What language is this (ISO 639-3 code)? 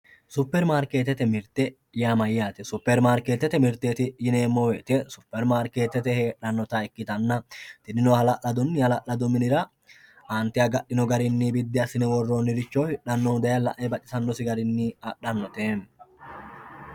sid